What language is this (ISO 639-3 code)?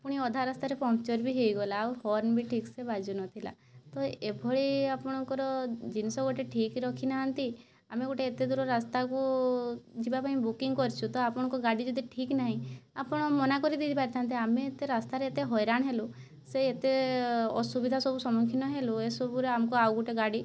ori